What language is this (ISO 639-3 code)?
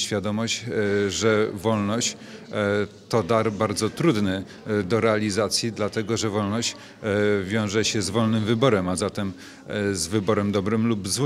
pol